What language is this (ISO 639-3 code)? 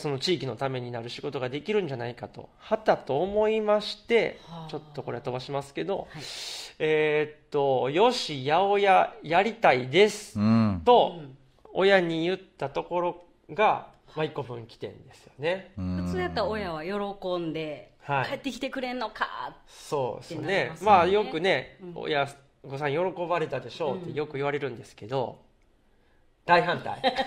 jpn